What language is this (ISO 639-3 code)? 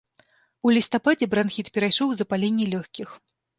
bel